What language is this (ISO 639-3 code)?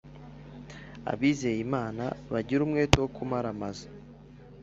kin